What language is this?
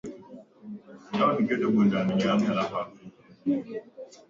Swahili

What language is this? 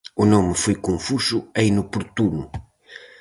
Galician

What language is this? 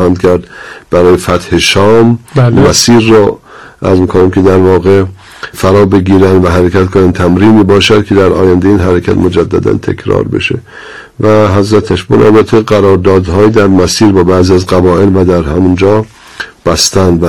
Persian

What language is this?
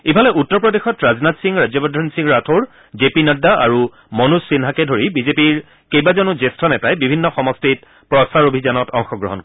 Assamese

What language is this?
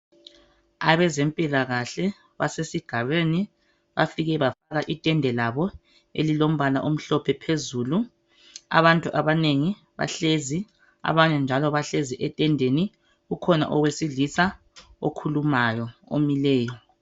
North Ndebele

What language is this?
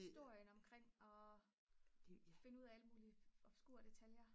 Danish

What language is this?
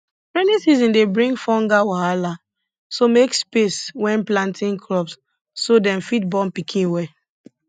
Nigerian Pidgin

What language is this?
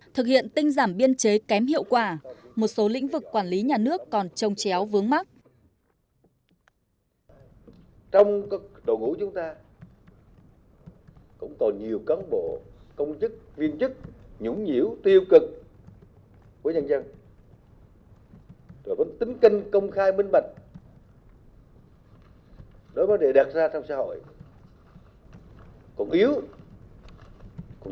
Vietnamese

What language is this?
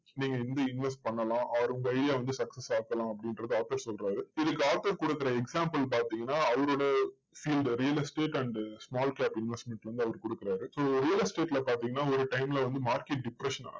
Tamil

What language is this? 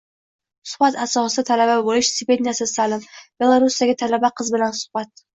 Uzbek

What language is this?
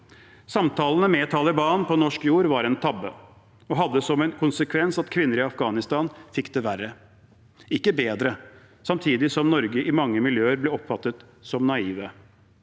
Norwegian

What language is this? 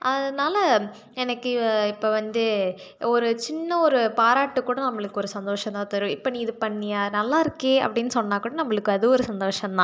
Tamil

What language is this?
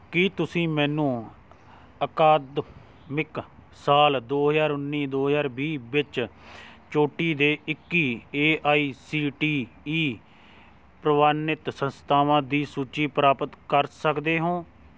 Punjabi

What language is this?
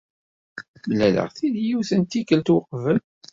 Kabyle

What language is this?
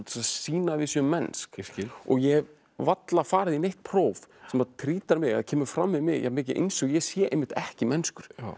Icelandic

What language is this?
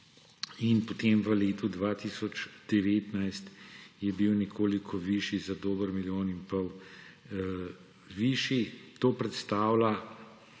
Slovenian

